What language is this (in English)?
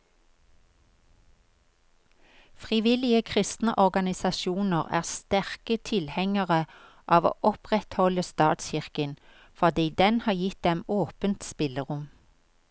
Norwegian